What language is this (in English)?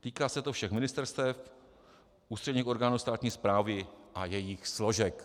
Czech